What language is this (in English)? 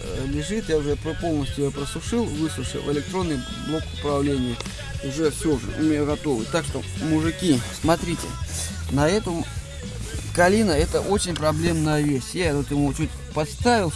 Russian